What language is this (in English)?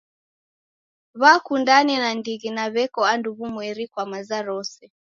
Taita